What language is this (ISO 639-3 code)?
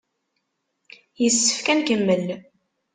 kab